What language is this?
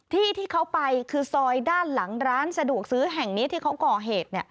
Thai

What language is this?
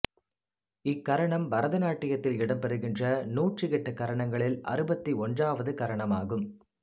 Tamil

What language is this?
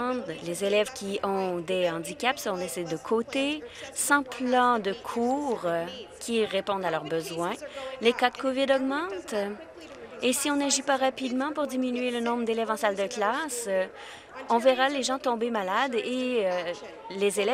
French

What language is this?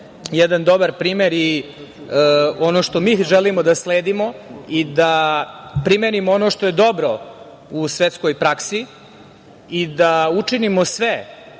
Serbian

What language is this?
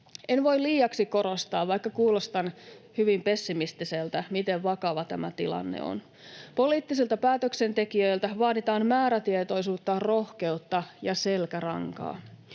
Finnish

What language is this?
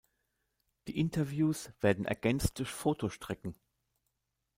German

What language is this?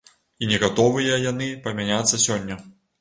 Belarusian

